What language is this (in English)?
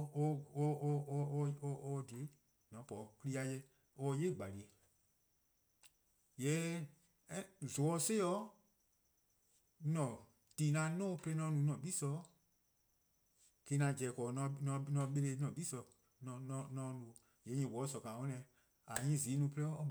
Eastern Krahn